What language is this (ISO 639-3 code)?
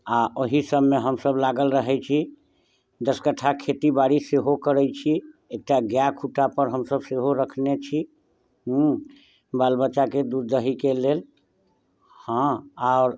mai